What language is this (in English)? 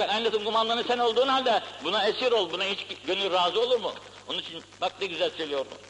Turkish